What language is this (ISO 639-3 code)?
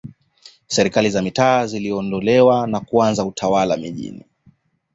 swa